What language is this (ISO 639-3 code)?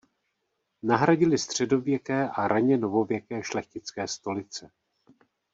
ces